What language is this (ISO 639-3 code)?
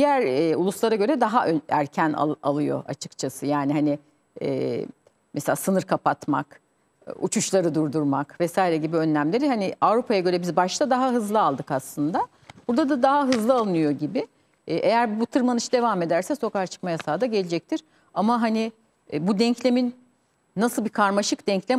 tur